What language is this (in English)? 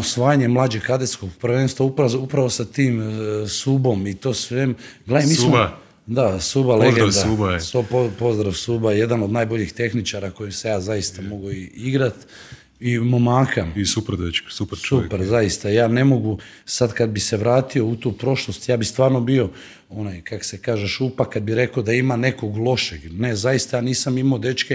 Croatian